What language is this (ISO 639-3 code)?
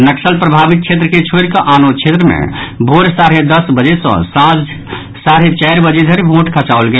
mai